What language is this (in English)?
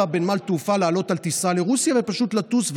Hebrew